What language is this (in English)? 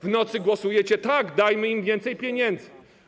Polish